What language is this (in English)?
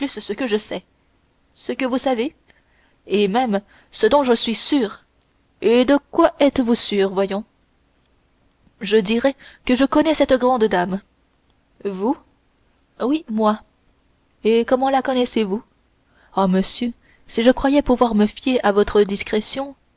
French